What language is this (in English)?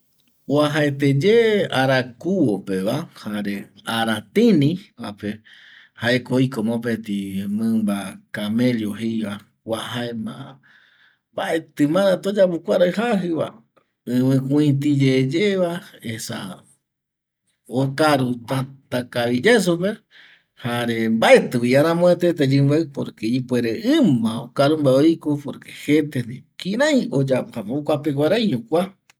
Eastern Bolivian Guaraní